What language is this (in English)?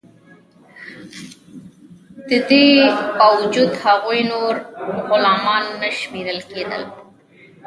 Pashto